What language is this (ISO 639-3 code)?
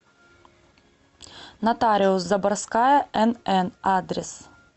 rus